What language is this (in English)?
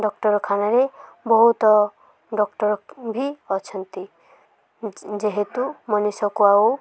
Odia